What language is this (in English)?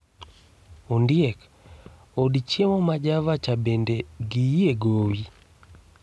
Luo (Kenya and Tanzania)